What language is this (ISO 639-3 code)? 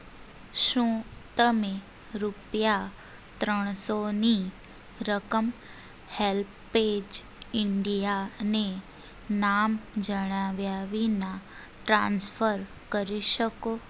guj